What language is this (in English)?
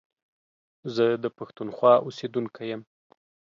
Pashto